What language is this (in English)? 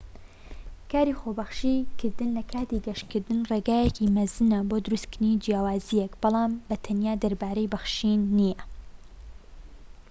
Central Kurdish